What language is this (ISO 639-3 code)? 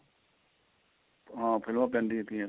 pan